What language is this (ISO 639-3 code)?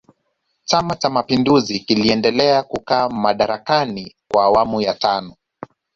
swa